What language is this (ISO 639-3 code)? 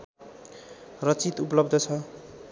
nep